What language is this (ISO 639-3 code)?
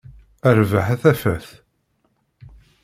kab